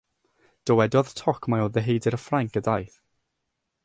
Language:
Welsh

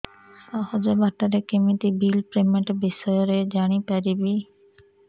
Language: Odia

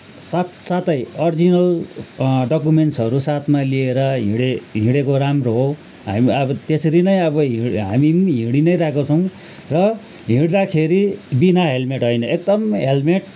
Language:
Nepali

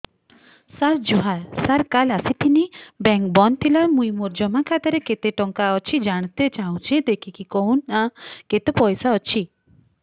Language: Odia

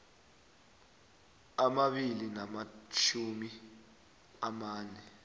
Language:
South Ndebele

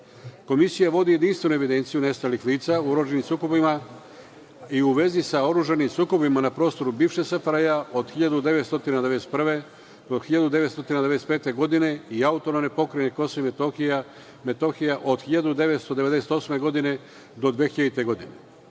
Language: Serbian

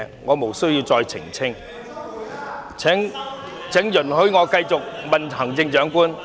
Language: Cantonese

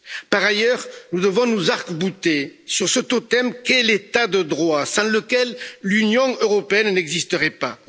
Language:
French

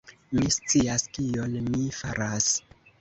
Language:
Esperanto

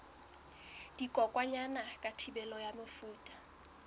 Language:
Southern Sotho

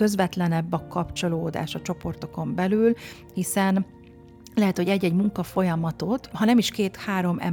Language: Hungarian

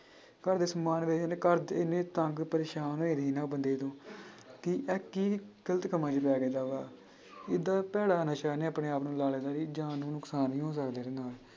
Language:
Punjabi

